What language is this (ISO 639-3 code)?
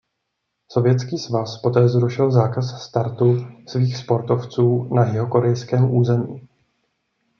ces